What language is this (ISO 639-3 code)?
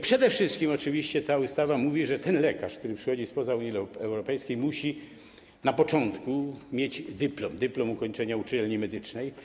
pol